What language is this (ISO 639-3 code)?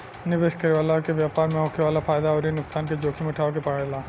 bho